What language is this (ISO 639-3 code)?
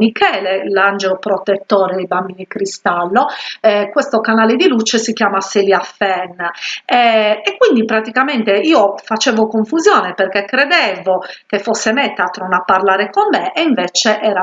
ita